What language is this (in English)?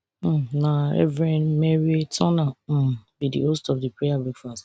Nigerian Pidgin